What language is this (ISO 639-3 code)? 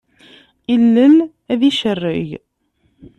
kab